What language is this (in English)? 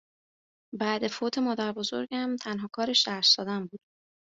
Persian